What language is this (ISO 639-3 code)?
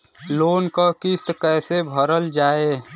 bho